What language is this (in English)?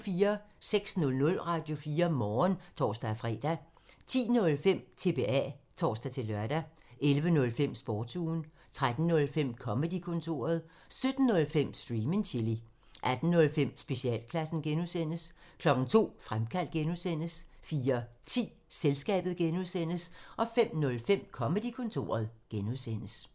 Danish